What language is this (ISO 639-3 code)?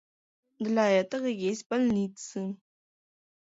chm